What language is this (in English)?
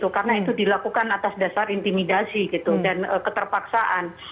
Indonesian